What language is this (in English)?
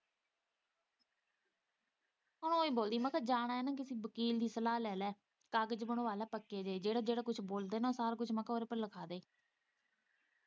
Punjabi